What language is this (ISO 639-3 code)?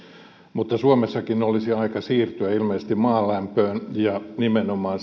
fin